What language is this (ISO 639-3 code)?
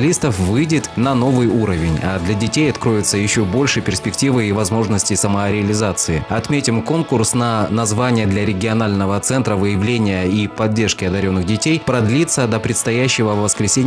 rus